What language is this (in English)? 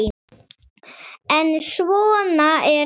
Icelandic